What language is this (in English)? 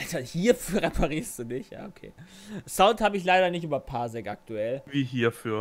German